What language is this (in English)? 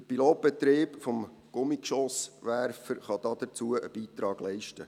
Swiss German